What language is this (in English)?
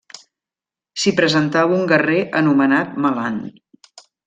Catalan